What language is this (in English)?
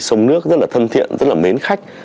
Vietnamese